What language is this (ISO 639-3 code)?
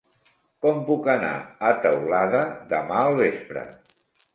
cat